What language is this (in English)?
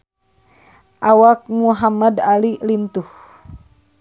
Sundanese